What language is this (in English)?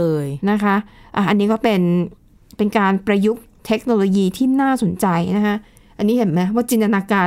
Thai